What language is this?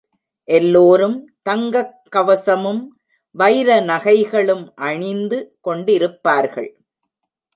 Tamil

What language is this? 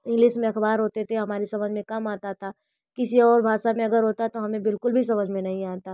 Hindi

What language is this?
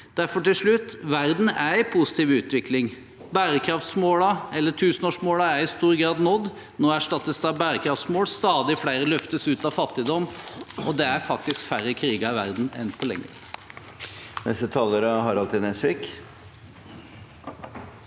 Norwegian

